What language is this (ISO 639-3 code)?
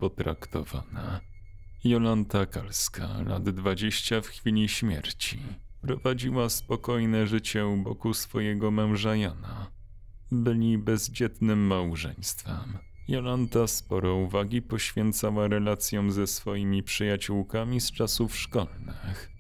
pol